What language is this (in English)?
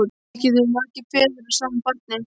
Icelandic